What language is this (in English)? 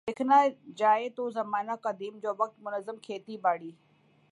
Urdu